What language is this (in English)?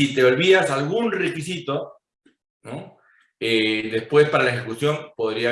Spanish